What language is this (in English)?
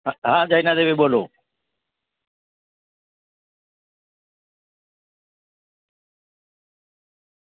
Gujarati